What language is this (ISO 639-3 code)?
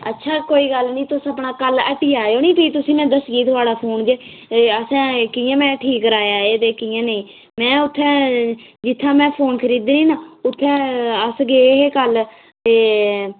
doi